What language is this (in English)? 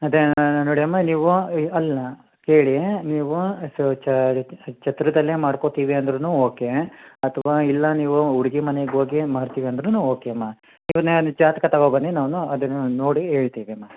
Kannada